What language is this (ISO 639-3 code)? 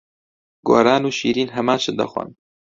ckb